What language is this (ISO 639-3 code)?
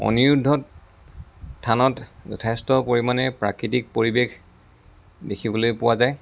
asm